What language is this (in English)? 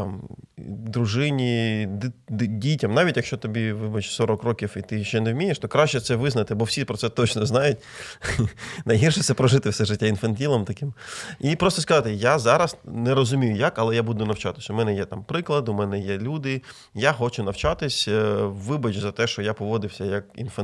Ukrainian